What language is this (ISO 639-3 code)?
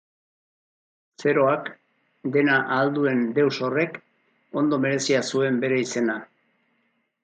eus